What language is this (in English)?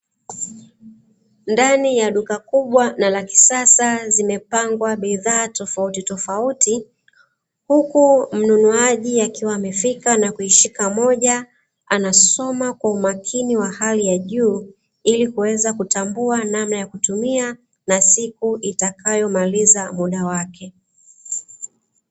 Swahili